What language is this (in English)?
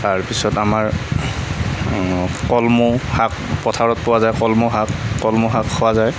Assamese